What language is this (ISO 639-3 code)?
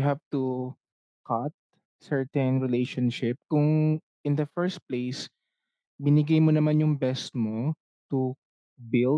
fil